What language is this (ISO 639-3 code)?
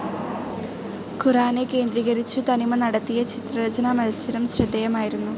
mal